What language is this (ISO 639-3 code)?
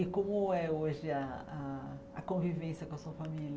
por